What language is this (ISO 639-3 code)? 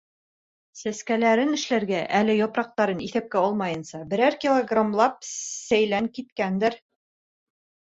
bak